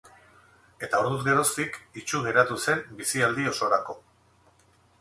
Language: Basque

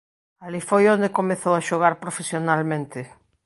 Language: Galician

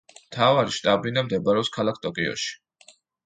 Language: Georgian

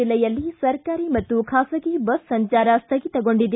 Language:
Kannada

